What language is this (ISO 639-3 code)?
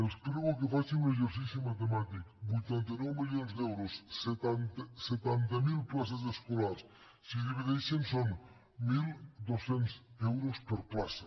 cat